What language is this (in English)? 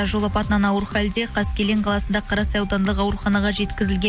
Kazakh